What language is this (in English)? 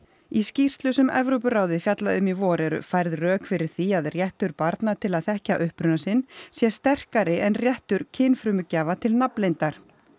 Icelandic